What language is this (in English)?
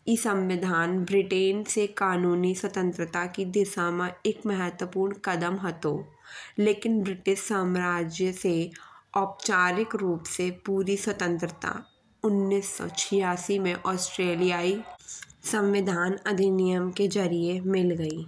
Bundeli